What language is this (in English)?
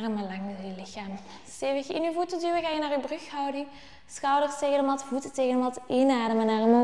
Dutch